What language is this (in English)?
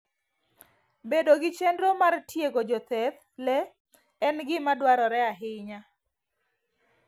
Luo (Kenya and Tanzania)